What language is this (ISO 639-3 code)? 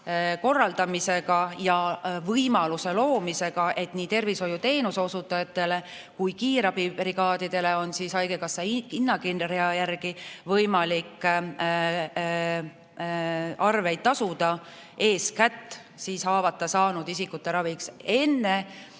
est